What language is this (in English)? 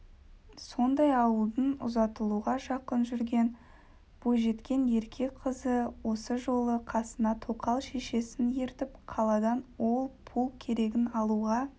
Kazakh